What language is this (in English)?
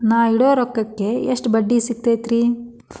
Kannada